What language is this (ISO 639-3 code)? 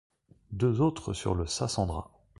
fra